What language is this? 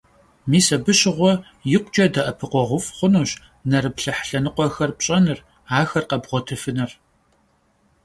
Kabardian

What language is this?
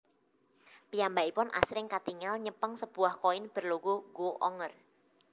Javanese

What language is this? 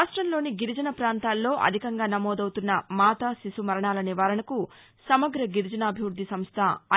Telugu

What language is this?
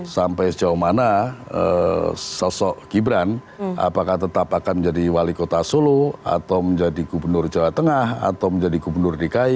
Indonesian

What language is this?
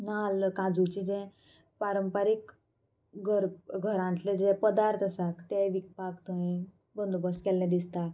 Konkani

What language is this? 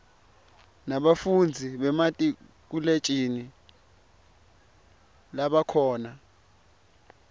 Swati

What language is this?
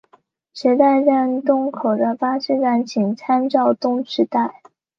Chinese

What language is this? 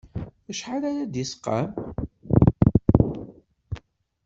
Kabyle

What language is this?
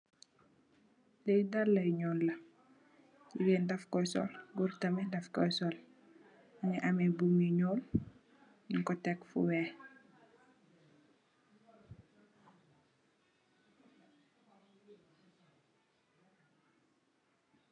Wolof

